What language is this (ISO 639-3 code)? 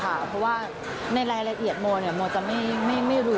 tha